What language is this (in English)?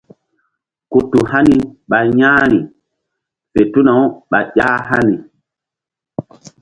Mbum